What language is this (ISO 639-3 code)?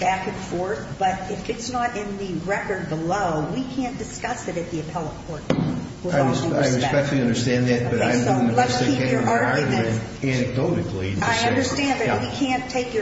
eng